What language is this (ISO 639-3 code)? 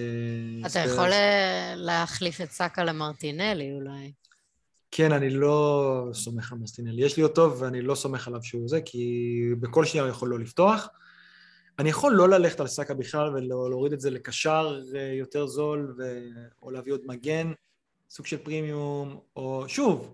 heb